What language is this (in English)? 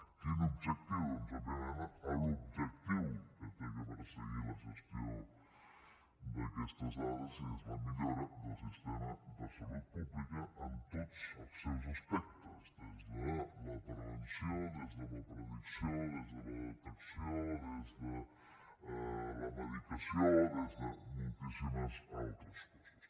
Catalan